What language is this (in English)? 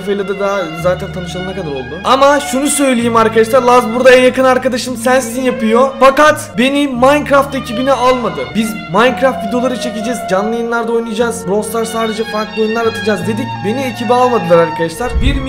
Turkish